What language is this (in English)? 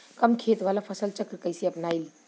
Bhojpuri